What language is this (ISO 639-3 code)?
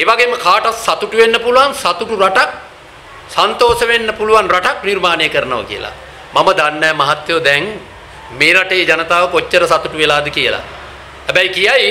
ron